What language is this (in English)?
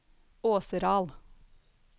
Norwegian